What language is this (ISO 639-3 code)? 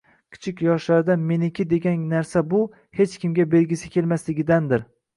uzb